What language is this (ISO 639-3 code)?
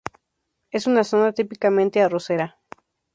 spa